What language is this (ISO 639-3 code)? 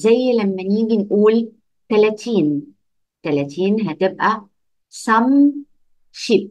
ara